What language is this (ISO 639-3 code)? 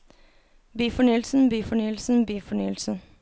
nor